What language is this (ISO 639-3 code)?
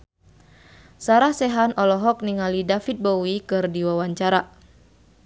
sun